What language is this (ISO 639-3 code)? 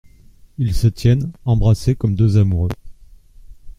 fra